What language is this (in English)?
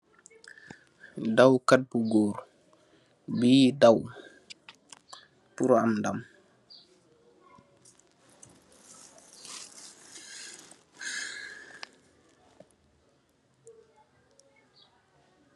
Wolof